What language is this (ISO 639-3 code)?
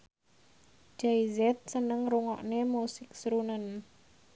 jav